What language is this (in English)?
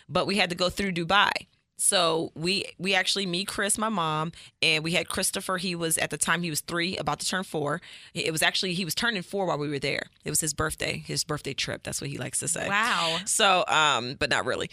English